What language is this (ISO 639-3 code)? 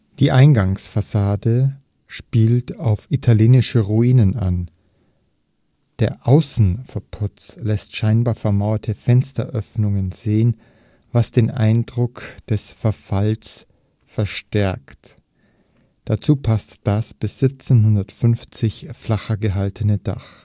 deu